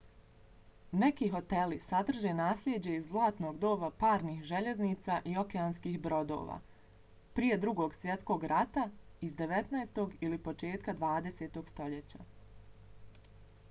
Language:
Bosnian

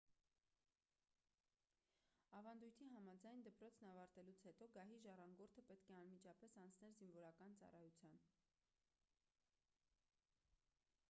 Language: Armenian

